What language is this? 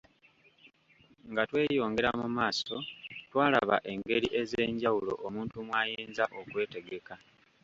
Ganda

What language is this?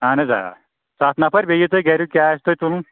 Kashmiri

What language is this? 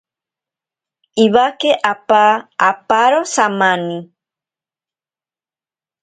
Ashéninka Perené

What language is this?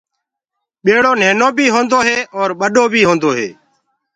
Gurgula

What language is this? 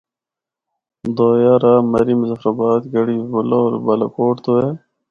Northern Hindko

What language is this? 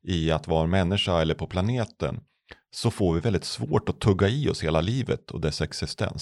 Swedish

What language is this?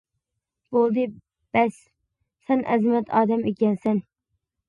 Uyghur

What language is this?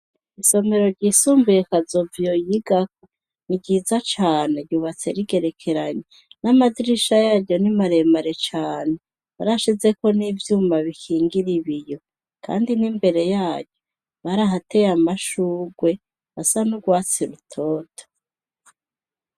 Rundi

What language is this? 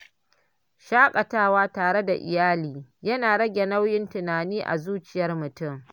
Hausa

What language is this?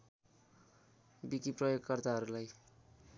Nepali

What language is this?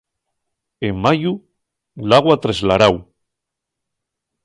Asturian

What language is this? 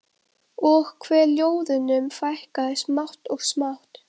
Icelandic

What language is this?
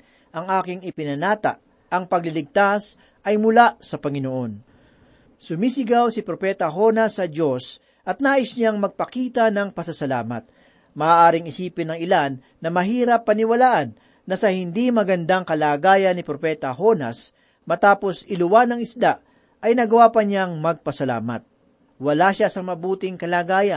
Filipino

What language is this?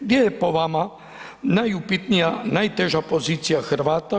Croatian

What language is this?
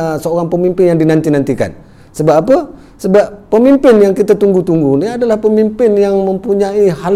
Malay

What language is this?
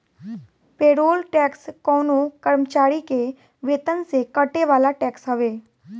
Bhojpuri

